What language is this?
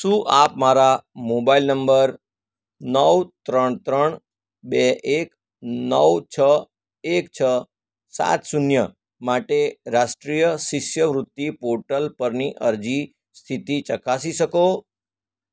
Gujarati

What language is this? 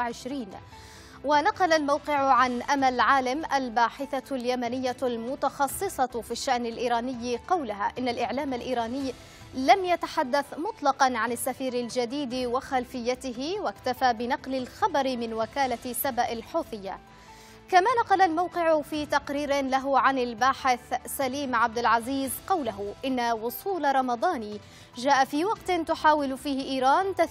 Arabic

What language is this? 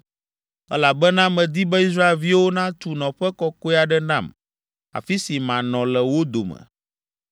Ewe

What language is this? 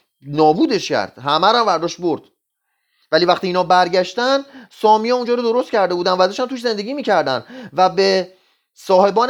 Persian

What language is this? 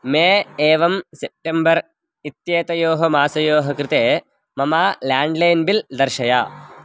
Sanskrit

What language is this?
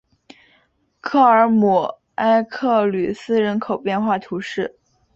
Chinese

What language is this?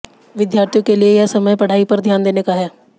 Hindi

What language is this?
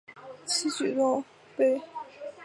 Chinese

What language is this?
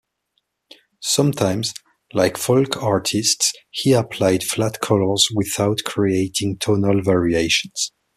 English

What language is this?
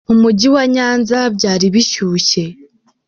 Kinyarwanda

